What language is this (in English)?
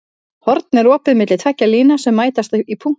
Icelandic